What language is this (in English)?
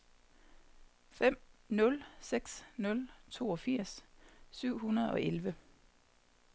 Danish